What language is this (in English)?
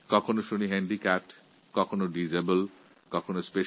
Bangla